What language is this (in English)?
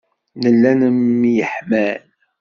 Kabyle